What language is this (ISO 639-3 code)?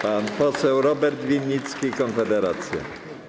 pol